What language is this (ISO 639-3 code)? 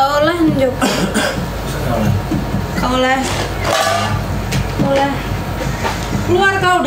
ind